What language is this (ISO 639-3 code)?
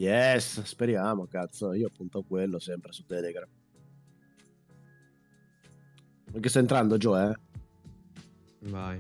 ita